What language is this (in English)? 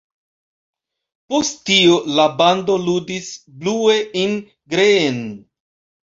Esperanto